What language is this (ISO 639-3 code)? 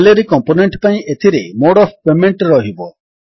ori